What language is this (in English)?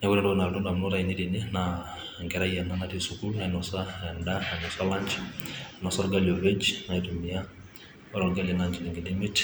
Masai